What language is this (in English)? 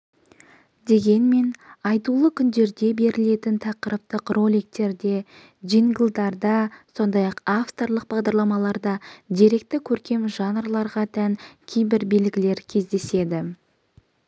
Kazakh